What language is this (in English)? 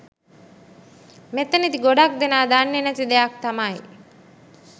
Sinhala